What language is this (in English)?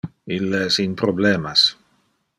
Interlingua